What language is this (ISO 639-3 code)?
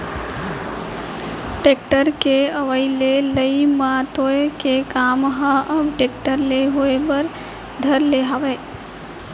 hne